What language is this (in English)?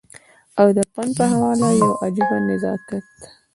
Pashto